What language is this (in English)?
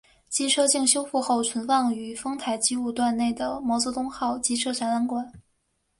Chinese